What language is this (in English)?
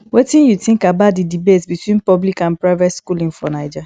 Nigerian Pidgin